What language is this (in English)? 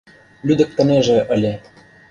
Mari